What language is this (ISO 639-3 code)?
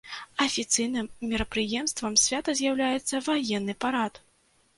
bel